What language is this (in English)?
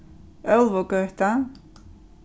Faroese